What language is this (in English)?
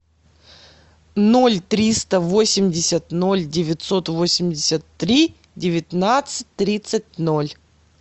Russian